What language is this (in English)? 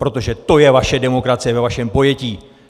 Czech